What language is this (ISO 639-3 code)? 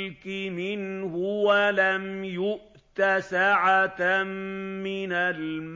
ara